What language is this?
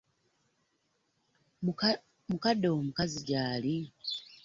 Ganda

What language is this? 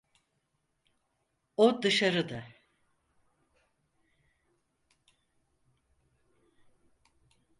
Turkish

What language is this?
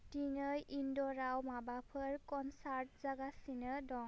Bodo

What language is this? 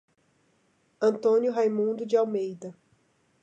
Portuguese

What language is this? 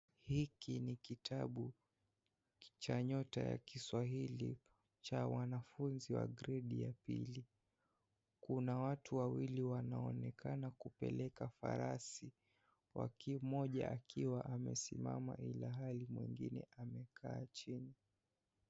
Swahili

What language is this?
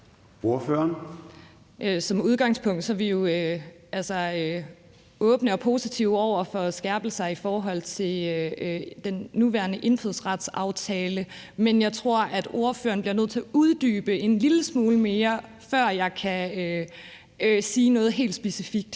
Danish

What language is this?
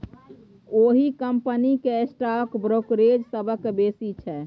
Maithili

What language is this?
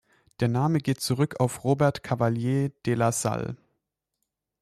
German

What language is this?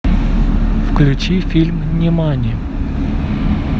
Russian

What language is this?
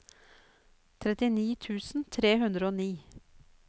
Norwegian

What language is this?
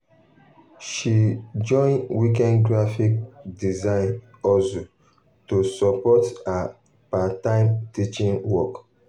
Nigerian Pidgin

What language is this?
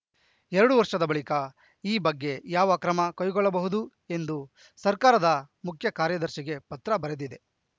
Kannada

